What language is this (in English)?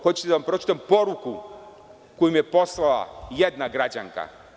Serbian